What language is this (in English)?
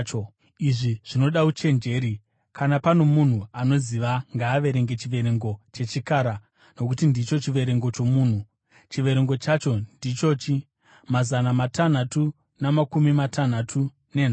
Shona